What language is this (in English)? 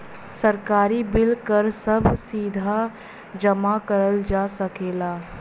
Bhojpuri